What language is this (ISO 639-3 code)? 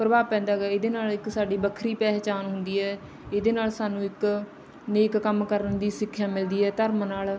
pan